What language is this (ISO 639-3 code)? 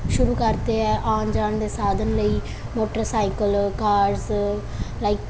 pan